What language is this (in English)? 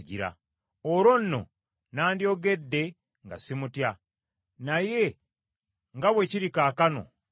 Ganda